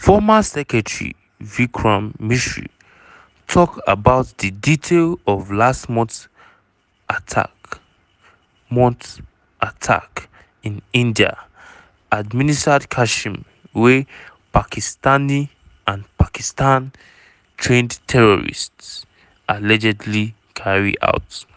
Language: Nigerian Pidgin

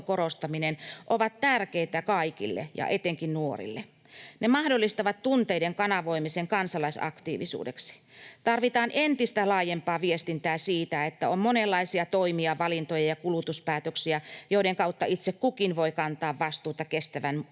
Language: Finnish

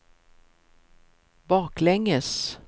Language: Swedish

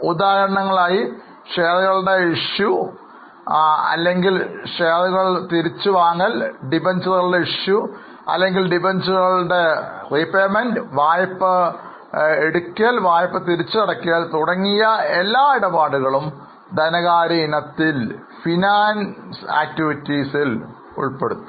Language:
Malayalam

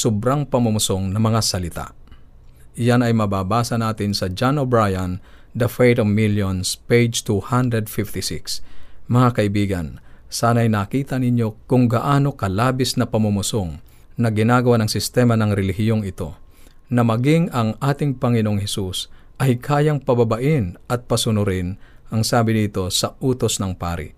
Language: Filipino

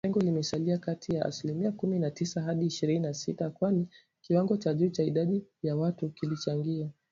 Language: Swahili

